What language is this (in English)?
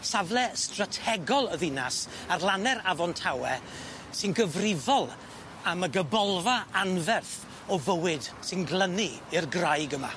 Welsh